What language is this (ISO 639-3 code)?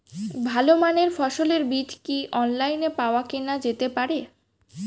ben